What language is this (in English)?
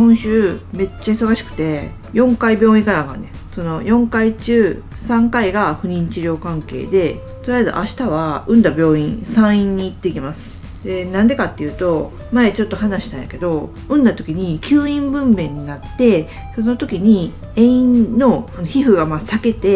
Japanese